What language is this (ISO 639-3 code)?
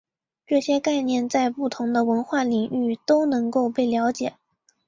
zho